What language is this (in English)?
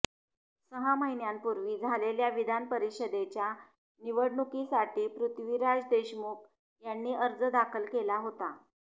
Marathi